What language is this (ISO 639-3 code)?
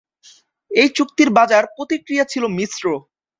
ben